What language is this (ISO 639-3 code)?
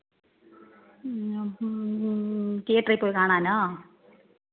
mal